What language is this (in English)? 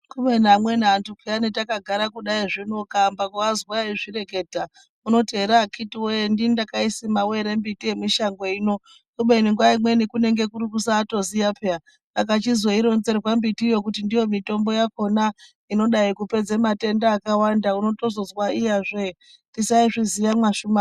Ndau